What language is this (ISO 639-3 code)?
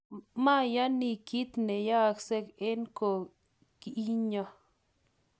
kln